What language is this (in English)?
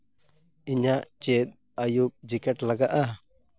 Santali